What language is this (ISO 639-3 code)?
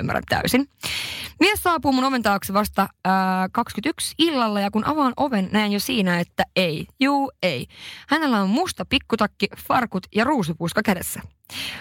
fin